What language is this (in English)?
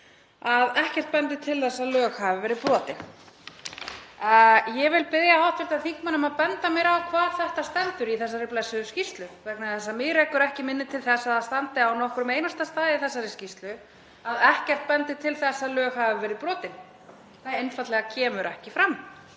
Icelandic